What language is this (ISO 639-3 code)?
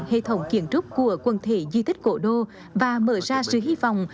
vie